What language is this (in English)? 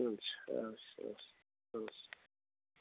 Nepali